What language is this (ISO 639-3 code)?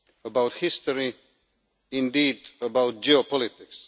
eng